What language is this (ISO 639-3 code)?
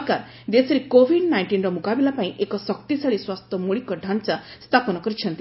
ori